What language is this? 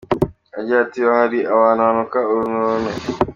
Kinyarwanda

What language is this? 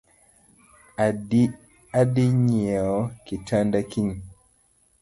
Luo (Kenya and Tanzania)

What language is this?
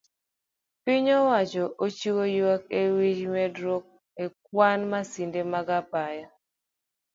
Luo (Kenya and Tanzania)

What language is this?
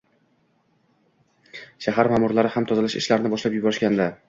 Uzbek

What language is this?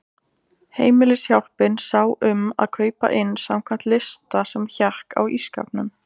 Icelandic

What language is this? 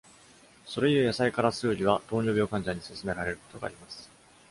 Japanese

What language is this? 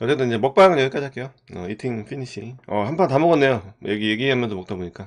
Korean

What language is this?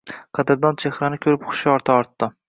Uzbek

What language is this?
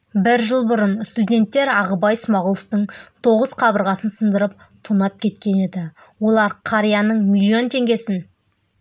Kazakh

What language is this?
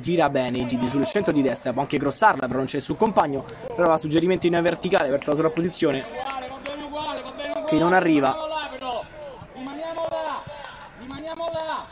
Italian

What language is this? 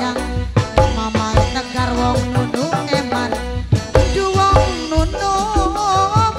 Indonesian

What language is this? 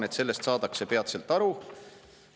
Estonian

